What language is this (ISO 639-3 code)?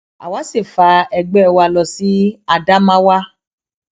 yor